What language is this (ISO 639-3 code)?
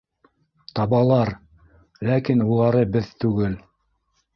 bak